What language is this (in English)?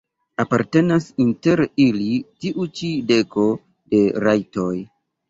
Esperanto